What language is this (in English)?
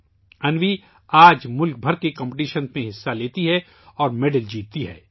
Urdu